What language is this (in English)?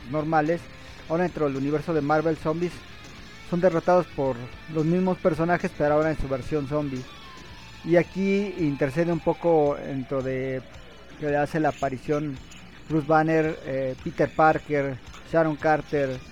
Spanish